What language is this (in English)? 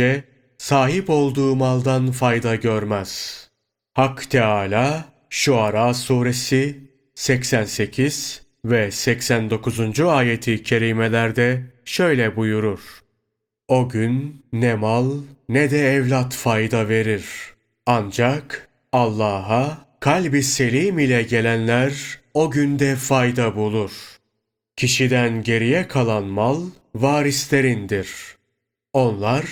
Turkish